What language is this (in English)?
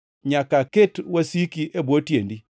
Luo (Kenya and Tanzania)